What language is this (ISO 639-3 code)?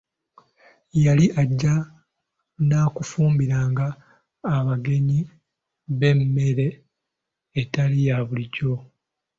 lug